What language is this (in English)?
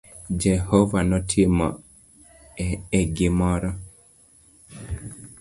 Luo (Kenya and Tanzania)